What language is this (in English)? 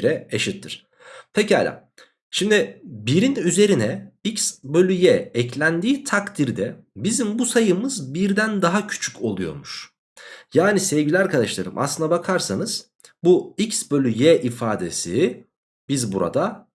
Turkish